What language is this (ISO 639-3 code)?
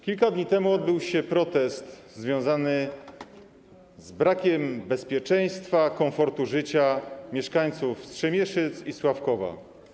pol